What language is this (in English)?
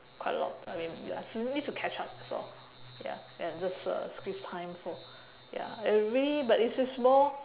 English